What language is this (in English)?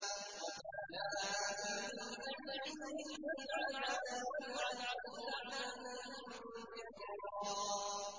Arabic